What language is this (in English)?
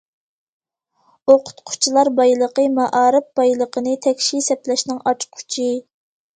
Uyghur